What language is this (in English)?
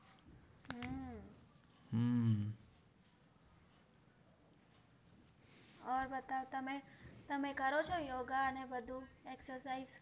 Gujarati